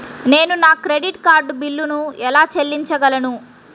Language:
Telugu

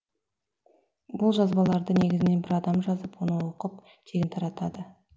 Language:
Kazakh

